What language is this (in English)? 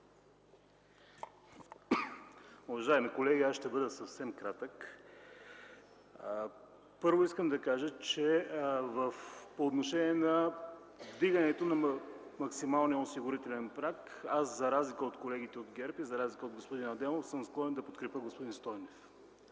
Bulgarian